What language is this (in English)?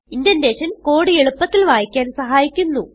Malayalam